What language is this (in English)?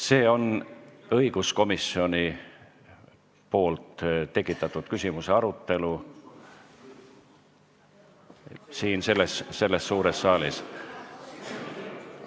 Estonian